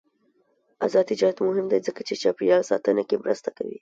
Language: Pashto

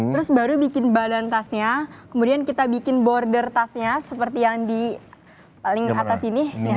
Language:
Indonesian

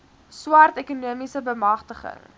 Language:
Afrikaans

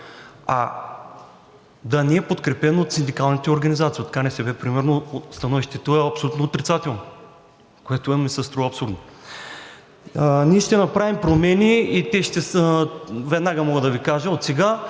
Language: Bulgarian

